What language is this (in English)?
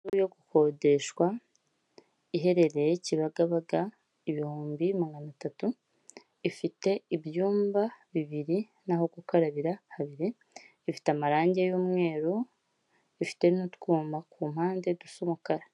Kinyarwanda